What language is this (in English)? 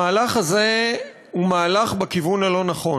Hebrew